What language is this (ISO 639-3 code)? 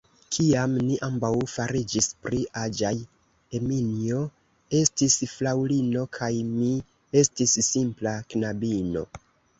epo